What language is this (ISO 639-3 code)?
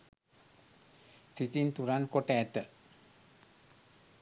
sin